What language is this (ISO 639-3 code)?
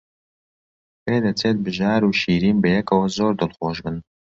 ckb